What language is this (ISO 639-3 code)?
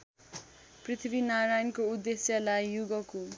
nep